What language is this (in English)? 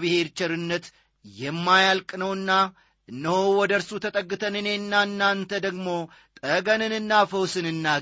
Amharic